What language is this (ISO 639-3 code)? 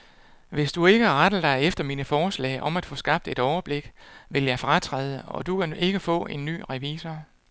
dan